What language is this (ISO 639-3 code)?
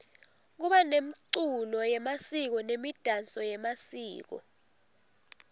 ssw